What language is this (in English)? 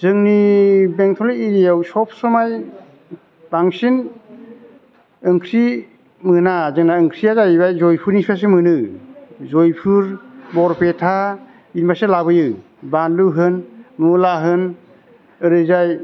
Bodo